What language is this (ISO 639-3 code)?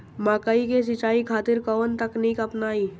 bho